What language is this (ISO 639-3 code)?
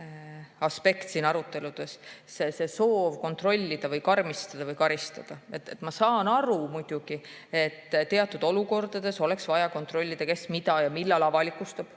est